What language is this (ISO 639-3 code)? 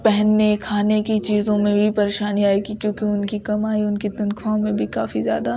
urd